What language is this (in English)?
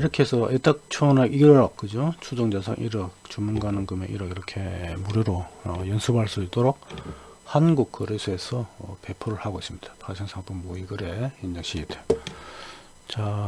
Korean